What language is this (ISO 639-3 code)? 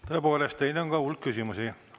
est